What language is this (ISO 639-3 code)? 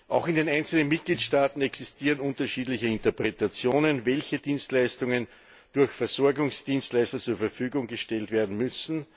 deu